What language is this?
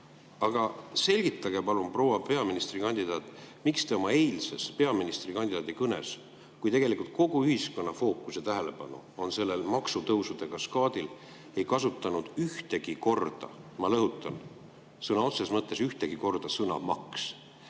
Estonian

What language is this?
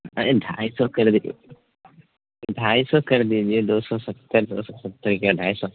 Urdu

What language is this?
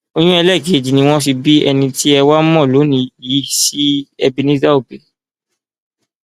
Yoruba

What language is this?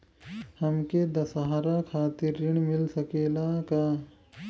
Bhojpuri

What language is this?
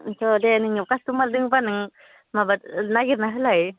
Bodo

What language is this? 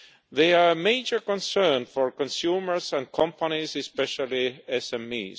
English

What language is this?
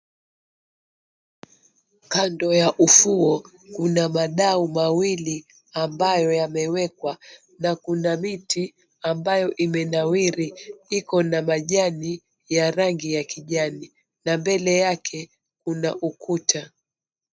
Swahili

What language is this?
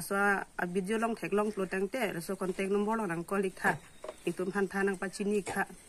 Thai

